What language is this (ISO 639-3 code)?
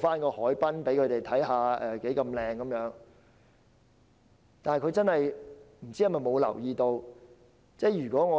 yue